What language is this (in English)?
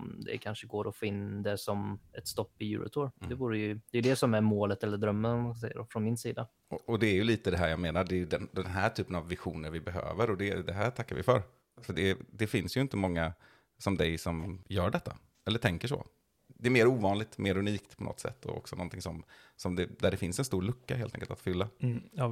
Swedish